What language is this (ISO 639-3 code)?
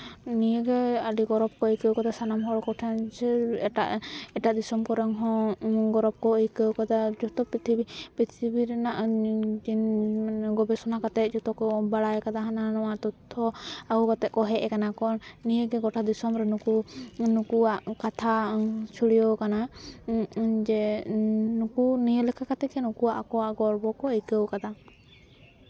sat